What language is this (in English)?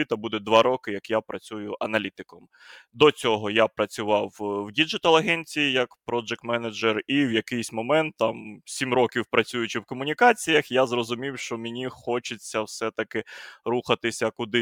Ukrainian